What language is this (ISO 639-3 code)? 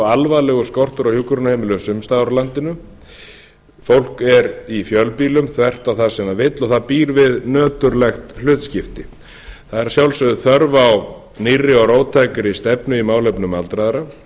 isl